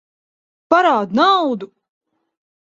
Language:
Latvian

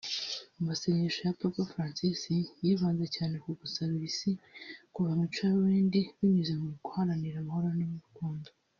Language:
Kinyarwanda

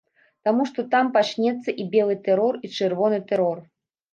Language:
Belarusian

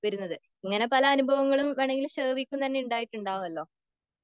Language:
Malayalam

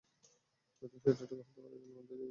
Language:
Bangla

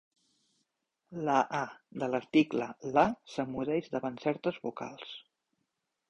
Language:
Catalan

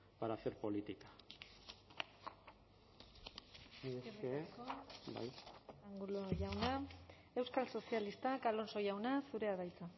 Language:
Basque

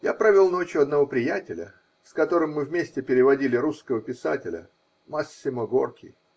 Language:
Russian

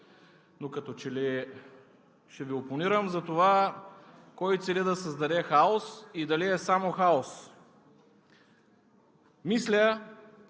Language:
Bulgarian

